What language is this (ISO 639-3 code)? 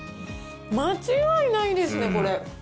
jpn